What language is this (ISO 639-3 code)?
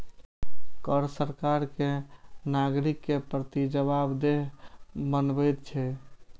mai